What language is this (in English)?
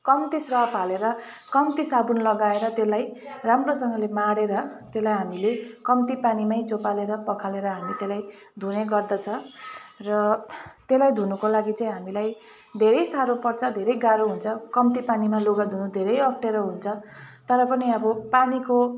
Nepali